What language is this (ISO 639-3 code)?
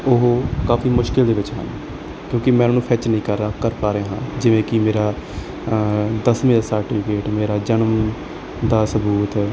pan